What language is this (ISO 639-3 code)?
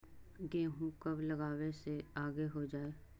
mag